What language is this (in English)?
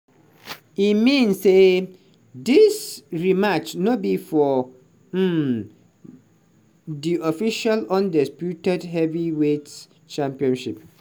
Nigerian Pidgin